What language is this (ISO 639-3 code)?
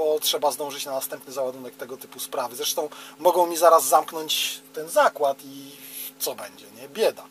pol